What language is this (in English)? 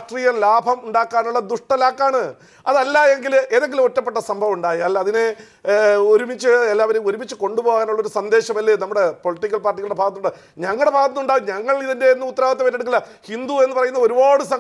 Arabic